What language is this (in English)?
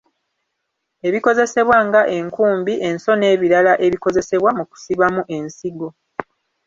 Ganda